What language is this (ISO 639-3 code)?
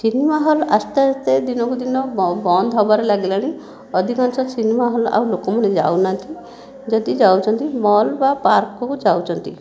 ori